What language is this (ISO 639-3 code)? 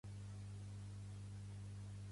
cat